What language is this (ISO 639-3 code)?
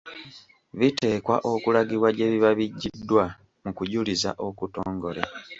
lug